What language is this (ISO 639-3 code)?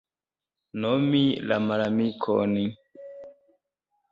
epo